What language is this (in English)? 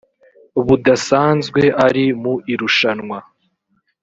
Kinyarwanda